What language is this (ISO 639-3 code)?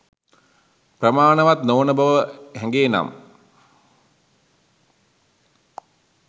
sin